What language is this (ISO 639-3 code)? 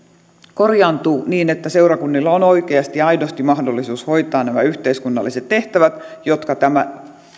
fin